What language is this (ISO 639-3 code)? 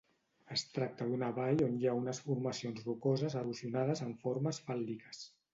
cat